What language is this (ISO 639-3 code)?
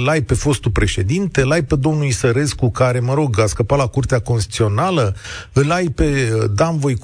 ron